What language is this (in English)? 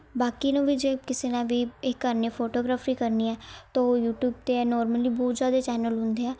Punjabi